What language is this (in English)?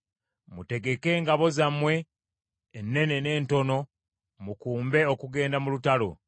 Ganda